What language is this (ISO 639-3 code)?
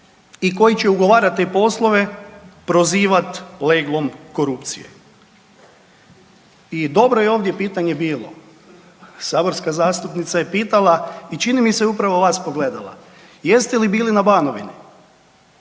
hrv